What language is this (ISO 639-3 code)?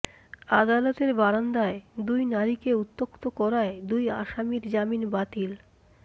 ben